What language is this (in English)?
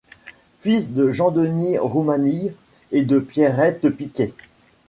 French